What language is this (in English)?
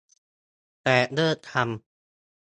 Thai